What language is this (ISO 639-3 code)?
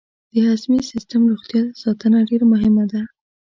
pus